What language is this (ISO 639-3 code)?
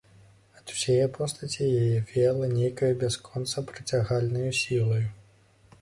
bel